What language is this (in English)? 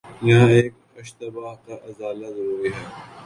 Urdu